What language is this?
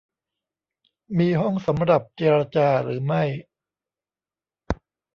Thai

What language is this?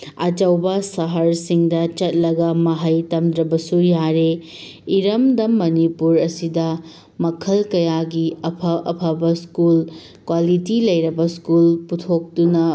Manipuri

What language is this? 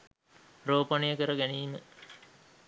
Sinhala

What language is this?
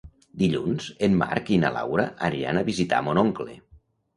Catalan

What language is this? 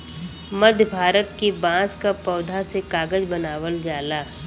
Bhojpuri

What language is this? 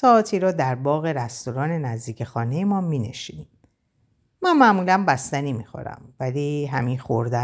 Persian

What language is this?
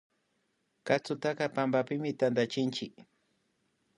Imbabura Highland Quichua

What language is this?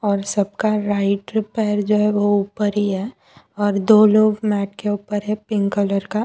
Hindi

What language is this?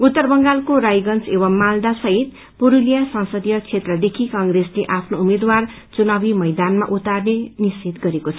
Nepali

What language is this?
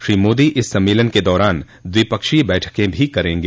Hindi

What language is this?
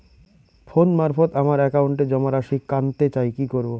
Bangla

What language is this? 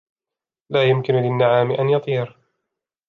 Arabic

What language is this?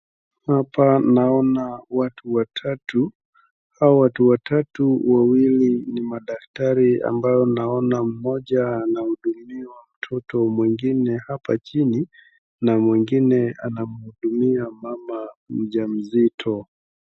Swahili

